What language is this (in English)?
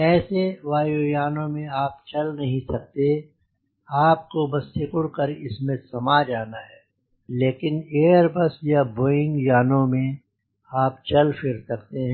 Hindi